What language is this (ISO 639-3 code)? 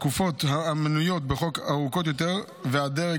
heb